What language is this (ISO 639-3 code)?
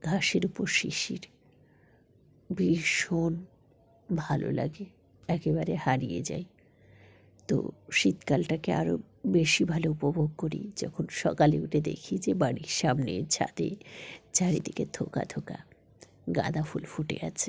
ben